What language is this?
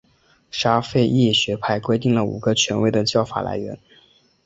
Chinese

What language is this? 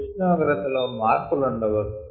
Telugu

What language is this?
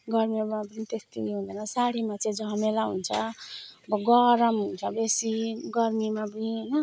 Nepali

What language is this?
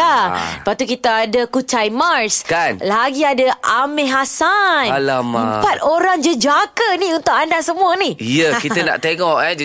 Malay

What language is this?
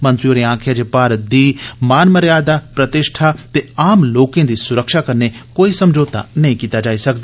Dogri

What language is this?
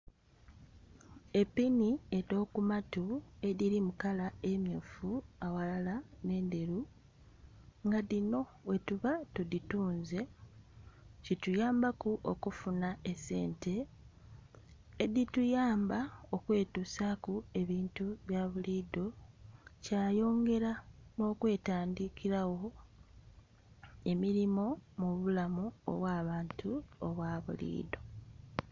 Soga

